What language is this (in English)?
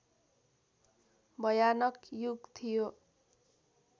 Nepali